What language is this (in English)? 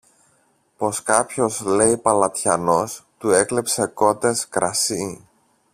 Greek